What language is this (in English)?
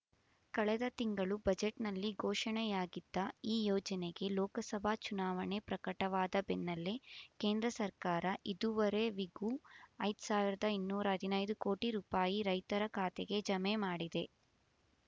Kannada